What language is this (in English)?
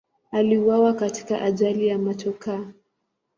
Swahili